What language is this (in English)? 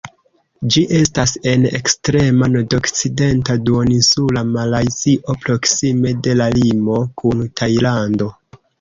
Esperanto